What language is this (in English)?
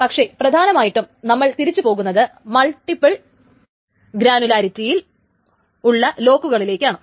Malayalam